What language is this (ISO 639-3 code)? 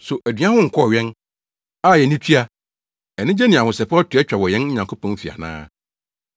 aka